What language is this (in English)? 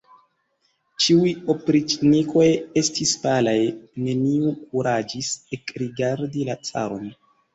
Esperanto